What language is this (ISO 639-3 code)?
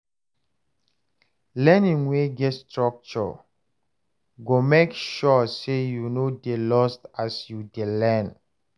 pcm